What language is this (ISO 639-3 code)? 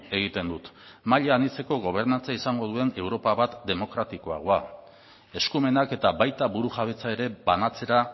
eus